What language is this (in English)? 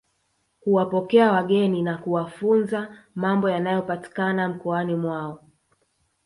Swahili